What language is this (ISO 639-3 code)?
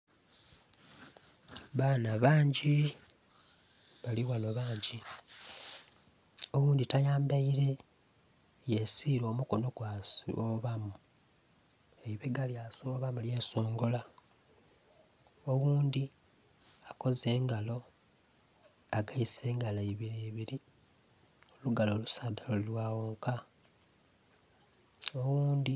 xog